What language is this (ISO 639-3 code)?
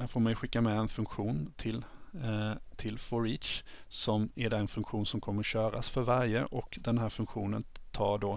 swe